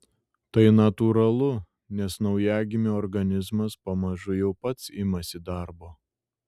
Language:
Lithuanian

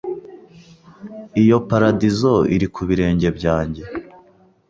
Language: Kinyarwanda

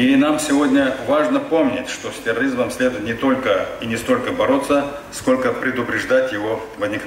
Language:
Russian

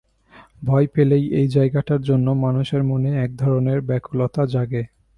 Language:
Bangla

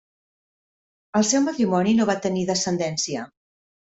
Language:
Catalan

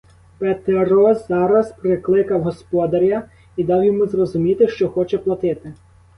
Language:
Ukrainian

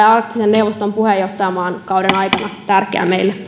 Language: Finnish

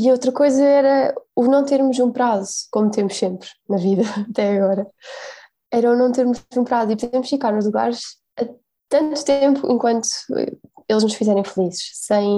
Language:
Portuguese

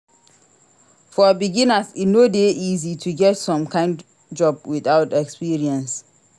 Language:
Nigerian Pidgin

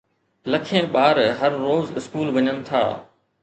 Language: Sindhi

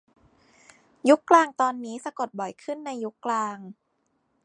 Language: Thai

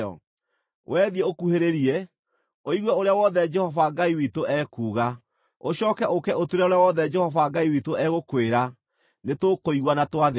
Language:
Kikuyu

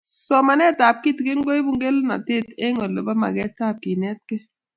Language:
Kalenjin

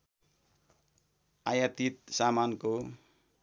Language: Nepali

